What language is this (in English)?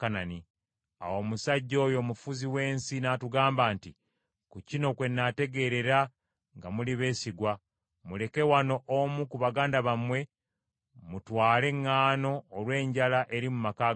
Ganda